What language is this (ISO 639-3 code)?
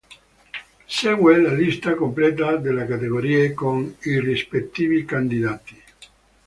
ita